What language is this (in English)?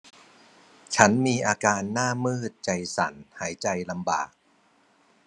Thai